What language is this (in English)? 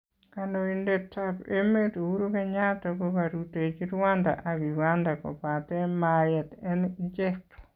Kalenjin